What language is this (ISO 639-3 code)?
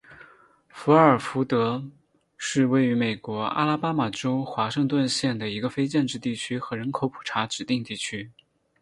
zho